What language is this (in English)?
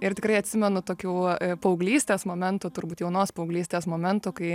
Lithuanian